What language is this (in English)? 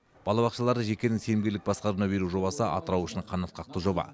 Kazakh